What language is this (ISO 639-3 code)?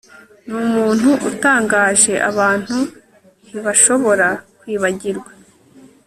kin